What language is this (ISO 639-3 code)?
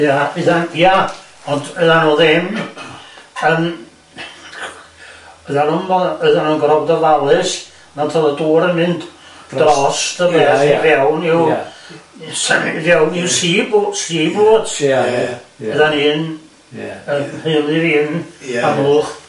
cym